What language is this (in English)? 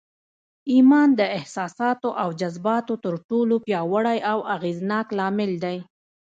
Pashto